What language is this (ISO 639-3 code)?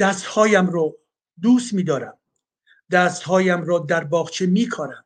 fas